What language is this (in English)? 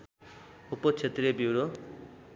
Nepali